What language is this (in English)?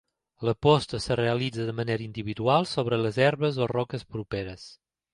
Catalan